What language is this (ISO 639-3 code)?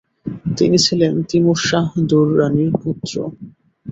ben